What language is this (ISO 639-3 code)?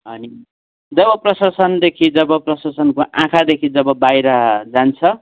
nep